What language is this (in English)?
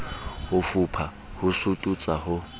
Southern Sotho